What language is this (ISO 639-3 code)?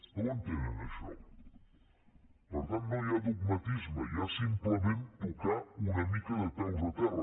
cat